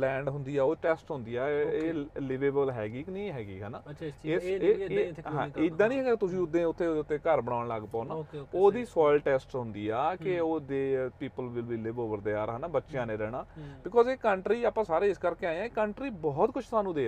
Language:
Punjabi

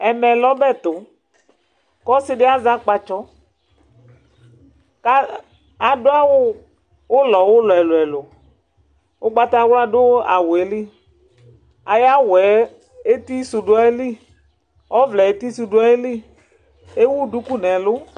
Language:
Ikposo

